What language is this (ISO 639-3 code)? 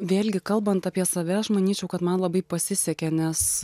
lit